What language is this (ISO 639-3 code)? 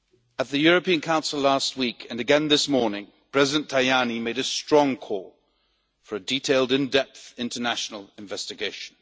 eng